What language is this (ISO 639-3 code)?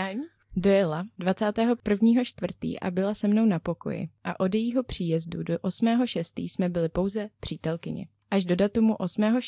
ces